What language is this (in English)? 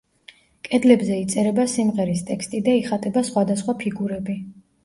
Georgian